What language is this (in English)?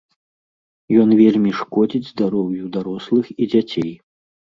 Belarusian